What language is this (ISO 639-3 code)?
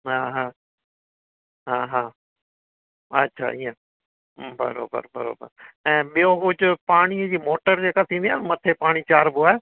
snd